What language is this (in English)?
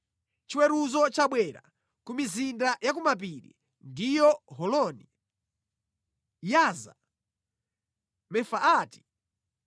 Nyanja